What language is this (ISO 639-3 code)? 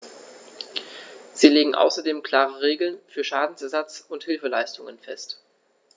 deu